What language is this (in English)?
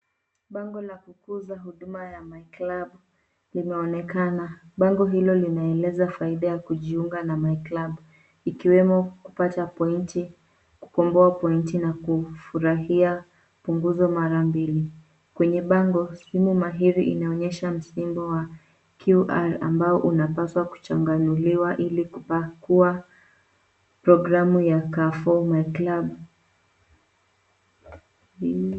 Swahili